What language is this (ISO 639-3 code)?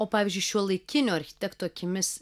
lit